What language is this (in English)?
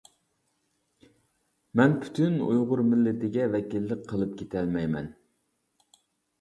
Uyghur